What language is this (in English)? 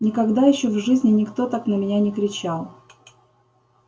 Russian